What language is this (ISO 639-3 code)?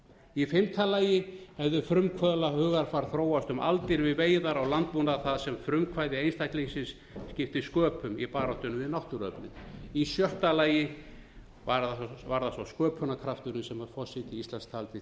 isl